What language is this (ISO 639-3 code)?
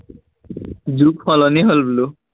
asm